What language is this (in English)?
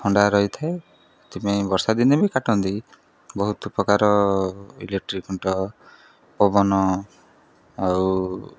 Odia